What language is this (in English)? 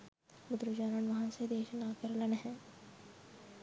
Sinhala